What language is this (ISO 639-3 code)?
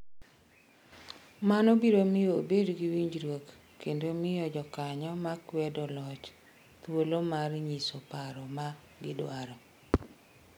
luo